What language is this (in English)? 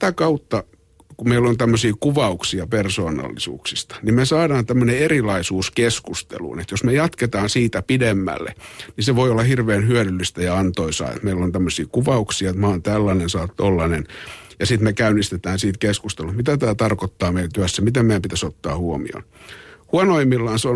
Finnish